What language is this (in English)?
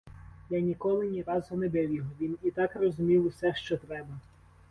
Ukrainian